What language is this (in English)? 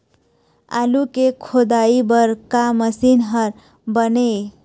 Chhattisgarhi